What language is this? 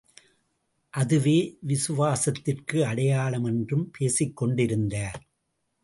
Tamil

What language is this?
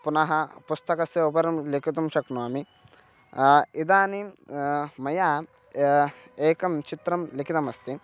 Sanskrit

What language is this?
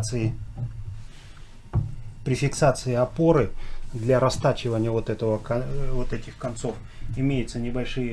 Russian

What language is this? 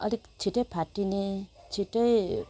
Nepali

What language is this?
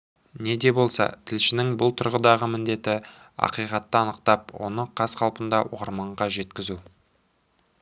Kazakh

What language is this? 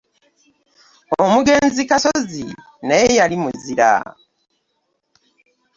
Ganda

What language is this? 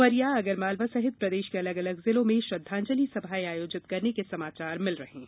Hindi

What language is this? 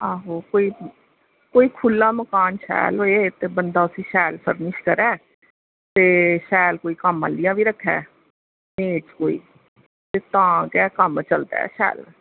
Dogri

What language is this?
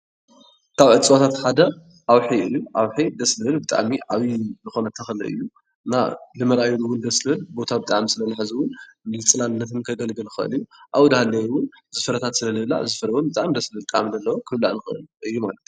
Tigrinya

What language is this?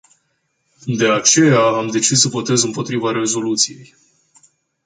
Romanian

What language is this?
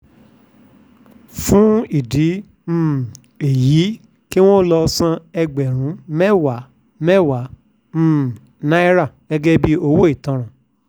Yoruba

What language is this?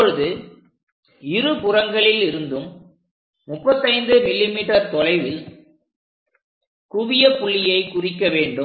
Tamil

